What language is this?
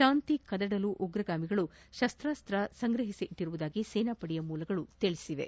Kannada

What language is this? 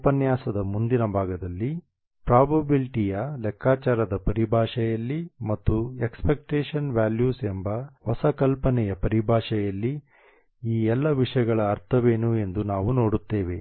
Kannada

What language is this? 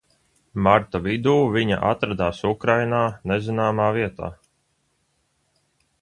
Latvian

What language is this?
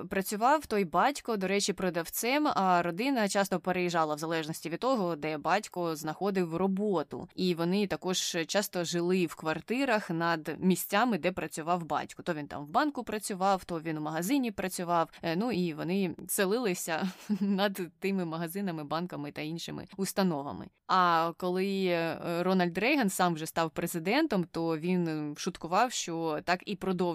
Ukrainian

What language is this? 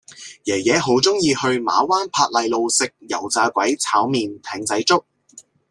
Cantonese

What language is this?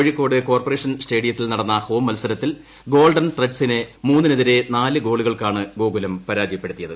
Malayalam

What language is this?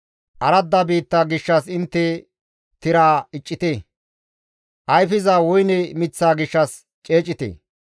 Gamo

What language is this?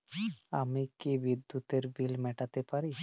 Bangla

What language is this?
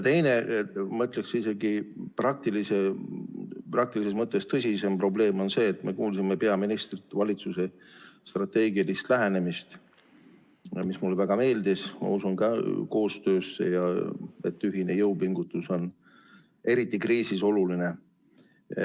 Estonian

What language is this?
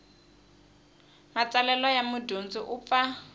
Tsonga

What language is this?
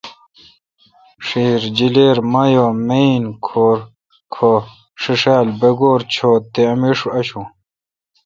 Kalkoti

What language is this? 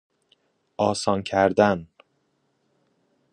Persian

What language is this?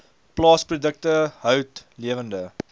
Afrikaans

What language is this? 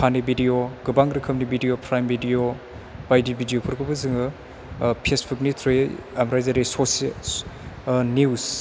Bodo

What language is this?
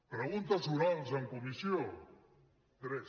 Catalan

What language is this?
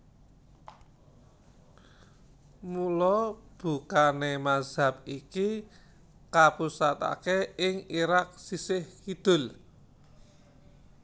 Javanese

